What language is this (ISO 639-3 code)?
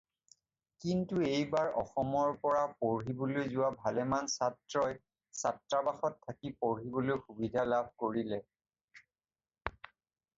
asm